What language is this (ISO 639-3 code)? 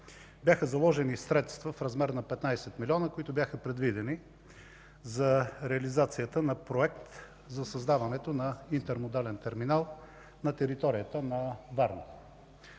bul